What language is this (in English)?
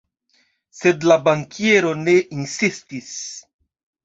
Esperanto